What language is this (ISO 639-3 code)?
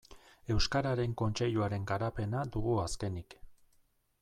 eus